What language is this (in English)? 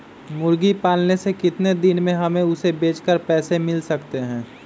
Magahi